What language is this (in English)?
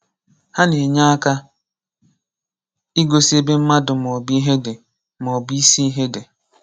Igbo